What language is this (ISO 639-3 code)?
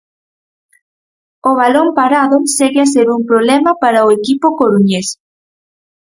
glg